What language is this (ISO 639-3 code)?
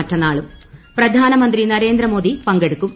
mal